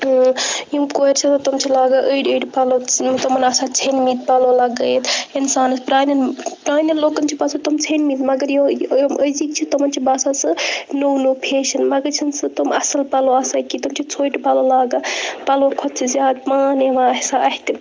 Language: Kashmiri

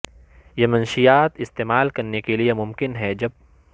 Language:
Urdu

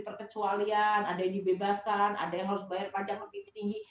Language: Indonesian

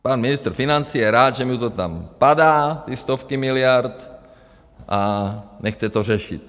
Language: Czech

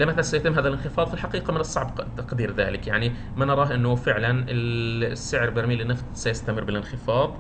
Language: Arabic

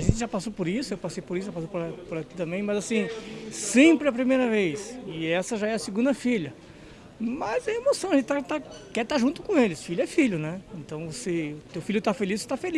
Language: Portuguese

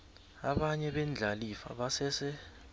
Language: South Ndebele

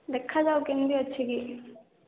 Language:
Odia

